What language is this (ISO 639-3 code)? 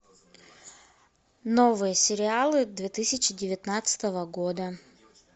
rus